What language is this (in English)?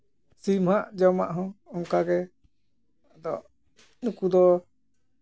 Santali